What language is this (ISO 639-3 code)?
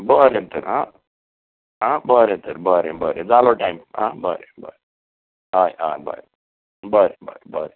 kok